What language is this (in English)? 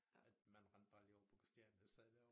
Danish